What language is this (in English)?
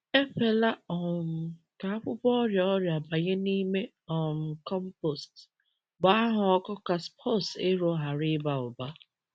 Igbo